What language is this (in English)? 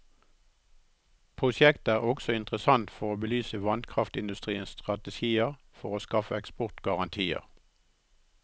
Norwegian